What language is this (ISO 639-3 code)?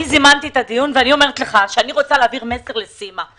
heb